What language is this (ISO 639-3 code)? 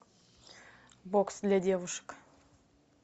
rus